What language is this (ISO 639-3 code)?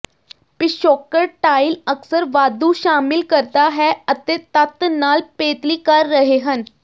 pan